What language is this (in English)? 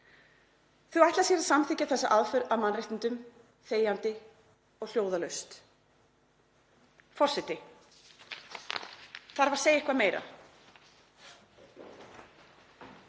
Icelandic